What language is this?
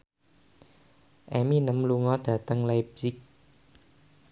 Javanese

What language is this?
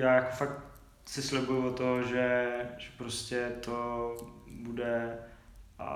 Czech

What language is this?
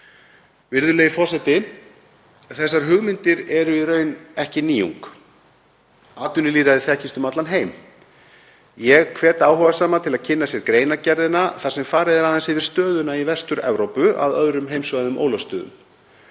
Icelandic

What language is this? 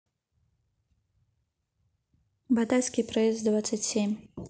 Russian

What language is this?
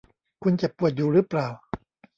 Thai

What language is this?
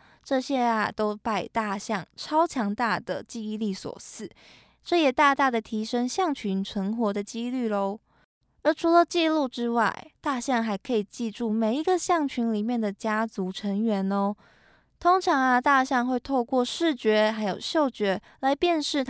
Chinese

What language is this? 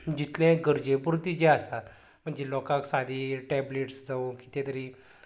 Konkani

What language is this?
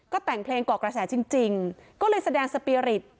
Thai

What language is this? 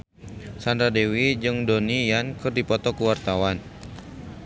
Sundanese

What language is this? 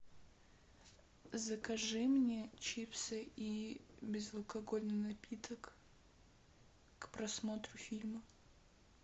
Russian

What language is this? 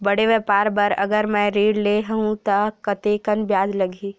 Chhattisgarhi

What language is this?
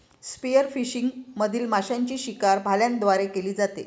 Marathi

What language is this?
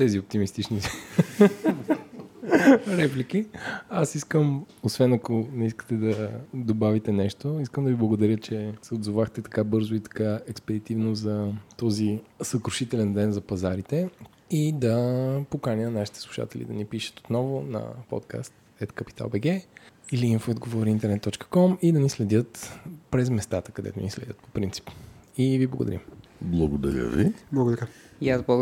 Bulgarian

